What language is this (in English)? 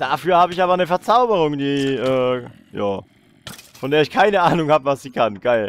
German